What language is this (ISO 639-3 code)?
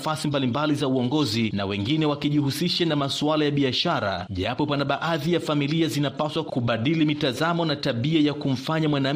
swa